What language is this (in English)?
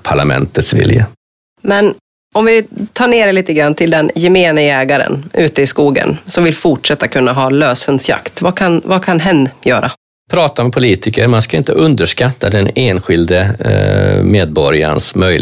Swedish